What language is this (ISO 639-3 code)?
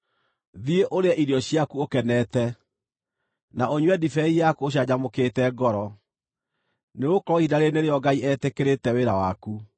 kik